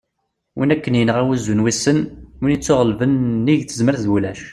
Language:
Kabyle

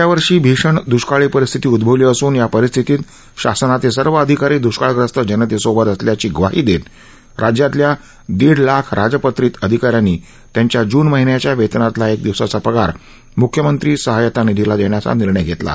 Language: Marathi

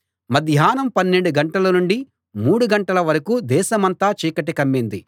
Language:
Telugu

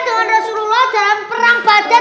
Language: Indonesian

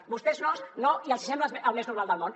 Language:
Catalan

